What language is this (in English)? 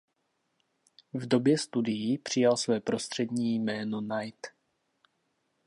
Czech